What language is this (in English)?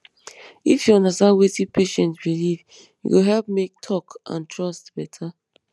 Nigerian Pidgin